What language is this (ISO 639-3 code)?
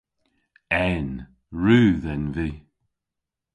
cor